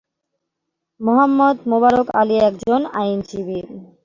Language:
Bangla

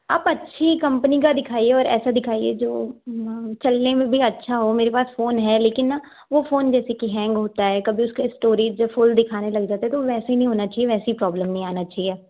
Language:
Hindi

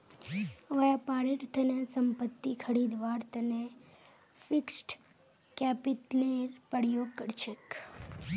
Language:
Magahi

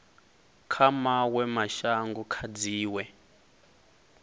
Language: Venda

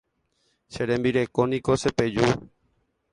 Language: Guarani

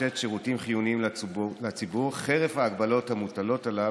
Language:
Hebrew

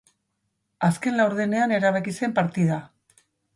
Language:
Basque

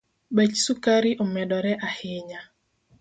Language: Luo (Kenya and Tanzania)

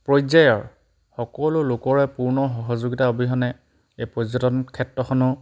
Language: Assamese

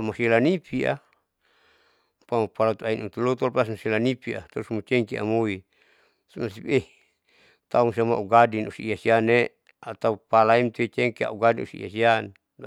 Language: Saleman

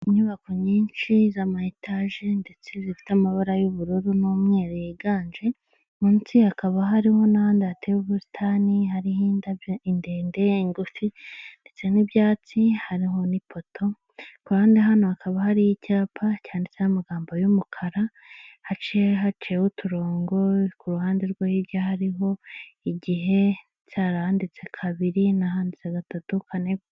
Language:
Kinyarwanda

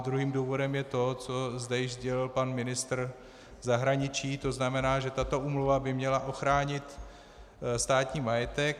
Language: Czech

